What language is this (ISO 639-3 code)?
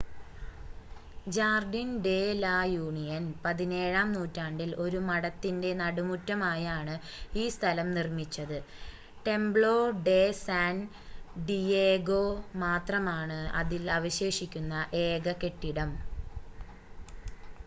mal